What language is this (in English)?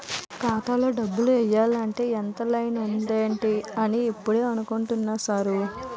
Telugu